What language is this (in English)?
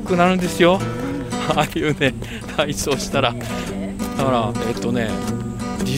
Japanese